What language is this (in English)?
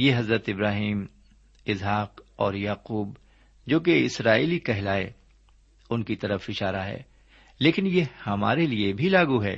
Urdu